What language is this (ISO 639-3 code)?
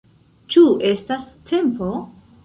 epo